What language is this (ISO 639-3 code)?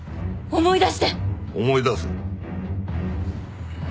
jpn